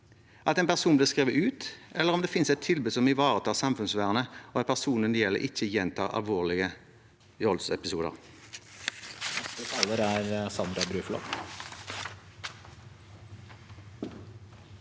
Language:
Norwegian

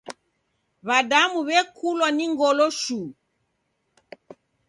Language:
Taita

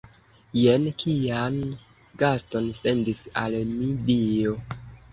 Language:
Esperanto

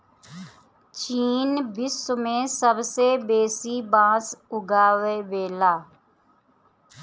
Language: Bhojpuri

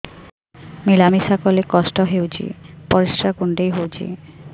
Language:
Odia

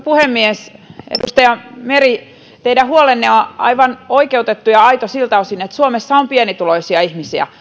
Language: Finnish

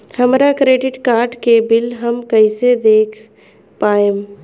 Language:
Bhojpuri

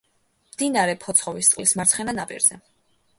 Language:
Georgian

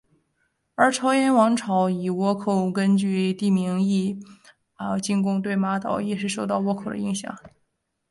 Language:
Chinese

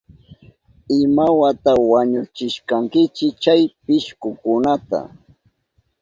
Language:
Southern Pastaza Quechua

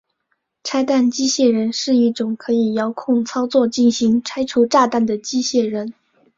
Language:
Chinese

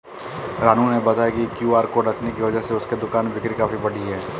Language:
Hindi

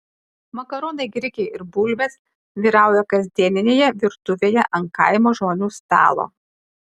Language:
Lithuanian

